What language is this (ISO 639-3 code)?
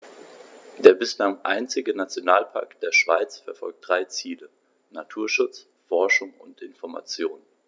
deu